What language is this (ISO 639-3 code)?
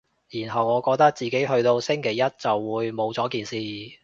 yue